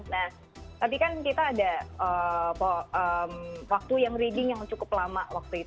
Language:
Indonesian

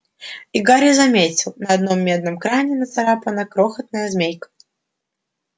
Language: Russian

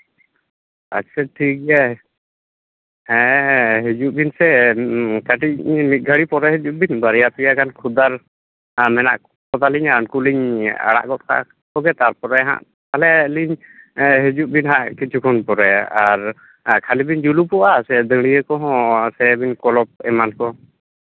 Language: Santali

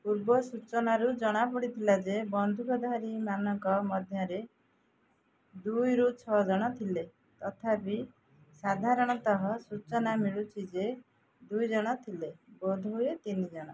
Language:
Odia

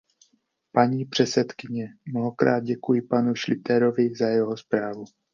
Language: Czech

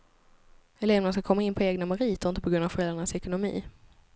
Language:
Swedish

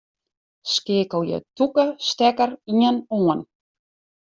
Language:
Western Frisian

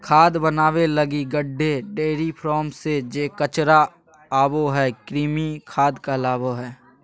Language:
Magahi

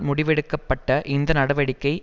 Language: Tamil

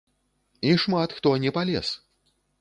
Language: Belarusian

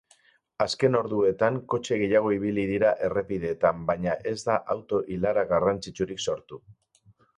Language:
Basque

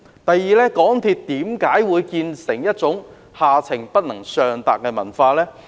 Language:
Cantonese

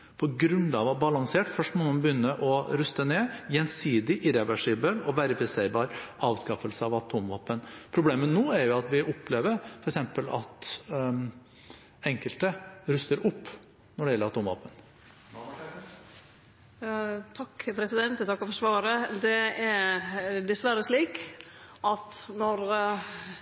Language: Norwegian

